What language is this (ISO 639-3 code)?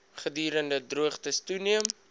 afr